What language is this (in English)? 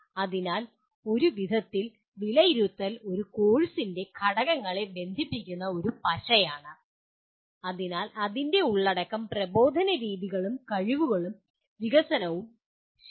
Malayalam